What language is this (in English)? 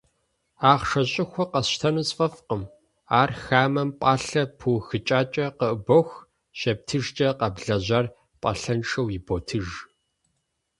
Kabardian